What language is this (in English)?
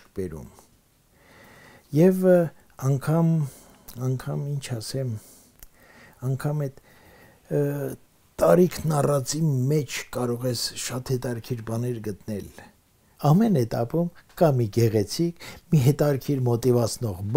Romanian